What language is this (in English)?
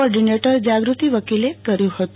Gujarati